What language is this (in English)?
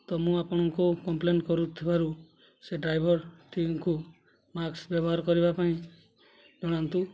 Odia